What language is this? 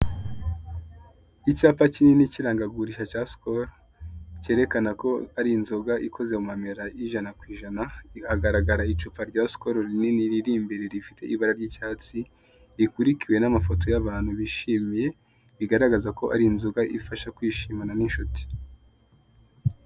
Kinyarwanda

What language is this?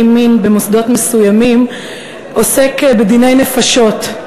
Hebrew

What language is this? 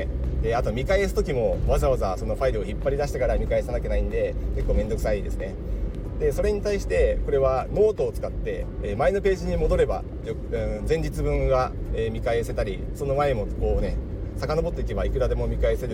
Japanese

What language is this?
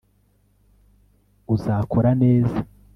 Kinyarwanda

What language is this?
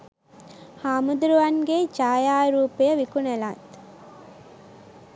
Sinhala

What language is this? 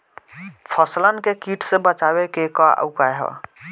Bhojpuri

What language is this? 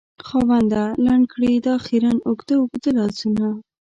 Pashto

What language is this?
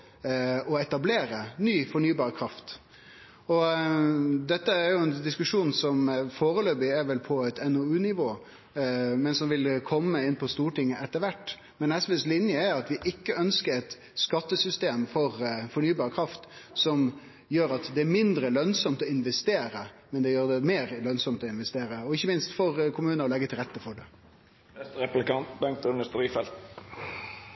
Norwegian Nynorsk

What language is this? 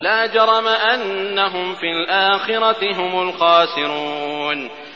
Arabic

